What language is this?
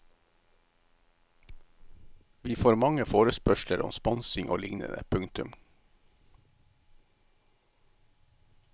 Norwegian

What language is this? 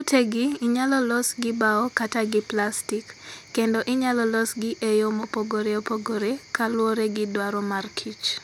Luo (Kenya and Tanzania)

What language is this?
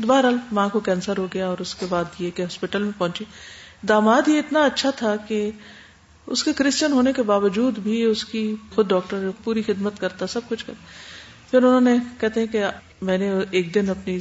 Urdu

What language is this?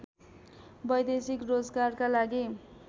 Nepali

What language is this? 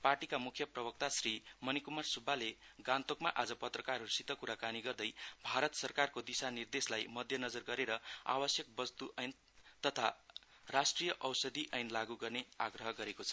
Nepali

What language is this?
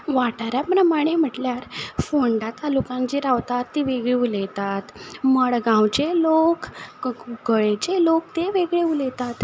Konkani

